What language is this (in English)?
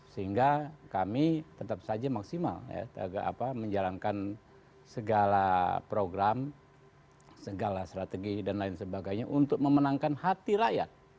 Indonesian